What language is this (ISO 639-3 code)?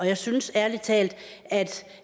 dan